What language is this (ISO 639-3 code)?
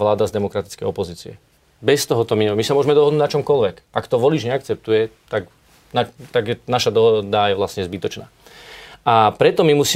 slk